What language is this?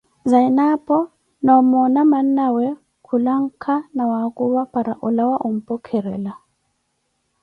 Koti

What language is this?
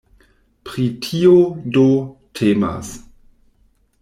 Esperanto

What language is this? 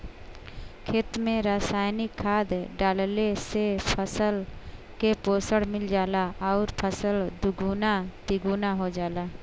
Bhojpuri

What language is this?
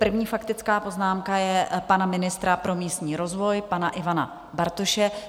Czech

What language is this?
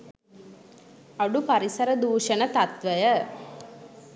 Sinhala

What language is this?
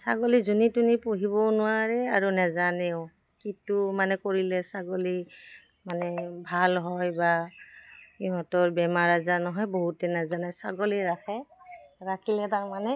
Assamese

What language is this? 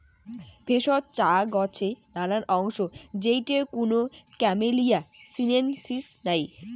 Bangla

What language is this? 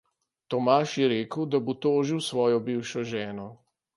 Slovenian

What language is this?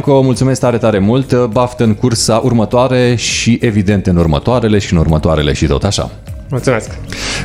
Romanian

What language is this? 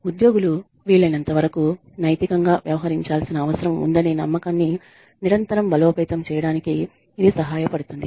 Telugu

